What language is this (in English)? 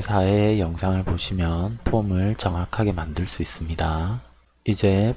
Korean